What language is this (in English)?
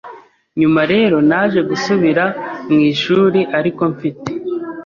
Kinyarwanda